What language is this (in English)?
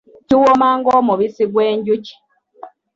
Ganda